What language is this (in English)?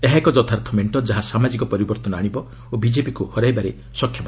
Odia